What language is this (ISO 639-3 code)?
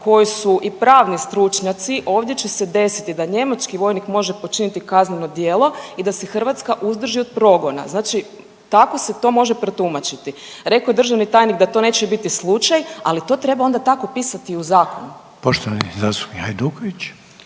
hrv